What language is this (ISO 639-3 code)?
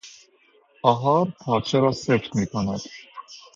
fas